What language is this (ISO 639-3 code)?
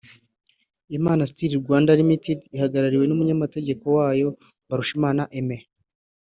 kin